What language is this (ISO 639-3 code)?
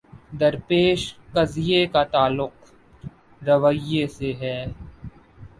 urd